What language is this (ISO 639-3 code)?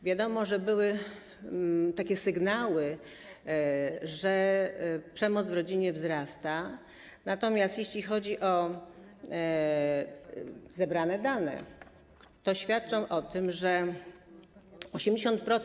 pol